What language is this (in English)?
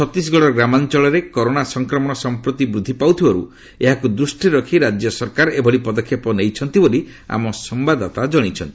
Odia